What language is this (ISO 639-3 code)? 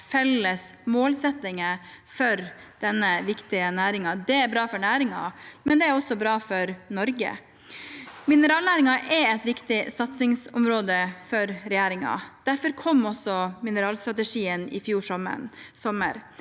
nor